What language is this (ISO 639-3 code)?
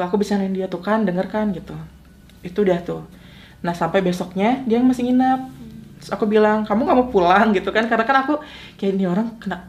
ind